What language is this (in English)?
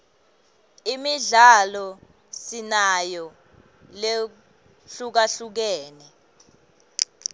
Swati